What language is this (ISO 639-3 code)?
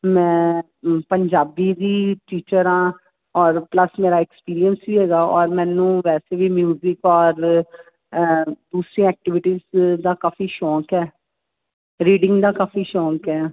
pan